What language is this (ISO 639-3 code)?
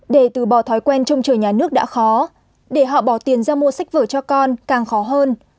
vie